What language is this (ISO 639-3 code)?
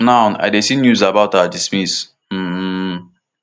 pcm